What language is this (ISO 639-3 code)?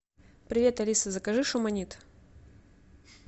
rus